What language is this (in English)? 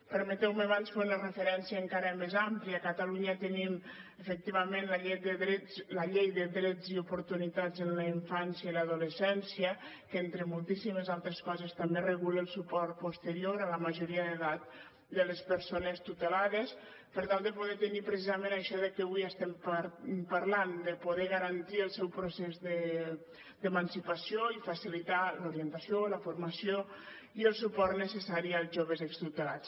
Catalan